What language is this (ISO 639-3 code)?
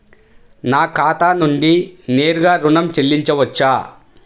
tel